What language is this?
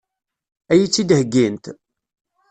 Kabyle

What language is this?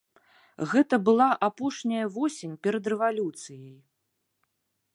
Belarusian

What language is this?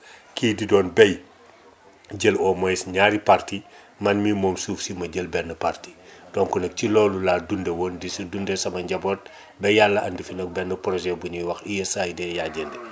Wolof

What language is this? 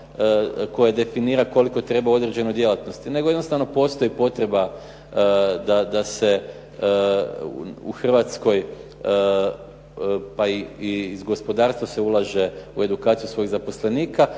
Croatian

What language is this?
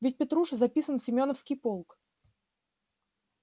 Russian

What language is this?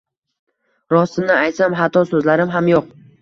Uzbek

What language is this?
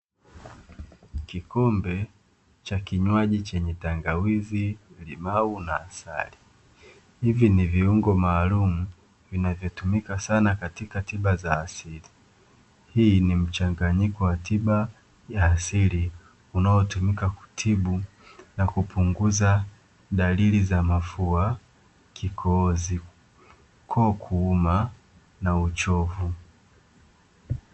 Swahili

